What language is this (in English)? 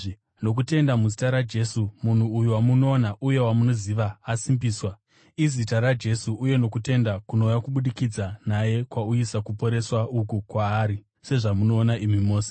Shona